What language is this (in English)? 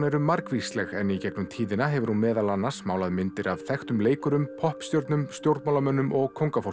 Icelandic